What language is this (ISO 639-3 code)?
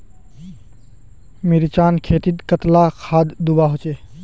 mag